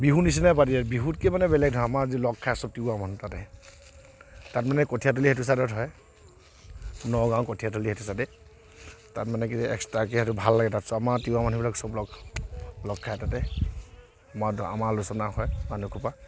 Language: Assamese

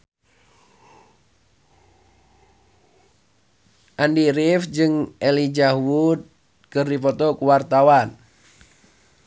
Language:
Sundanese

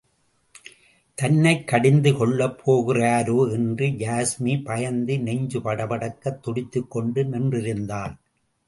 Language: Tamil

